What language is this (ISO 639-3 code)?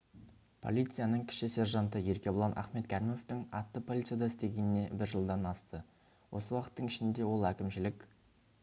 kaz